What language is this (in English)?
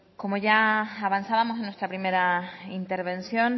Spanish